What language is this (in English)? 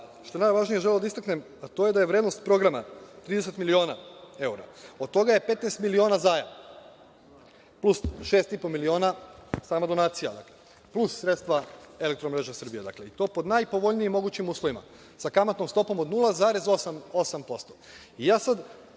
Serbian